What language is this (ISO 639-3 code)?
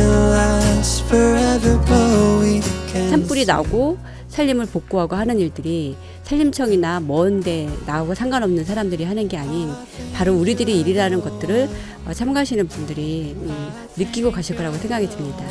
kor